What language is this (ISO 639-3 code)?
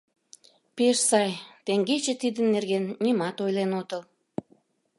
chm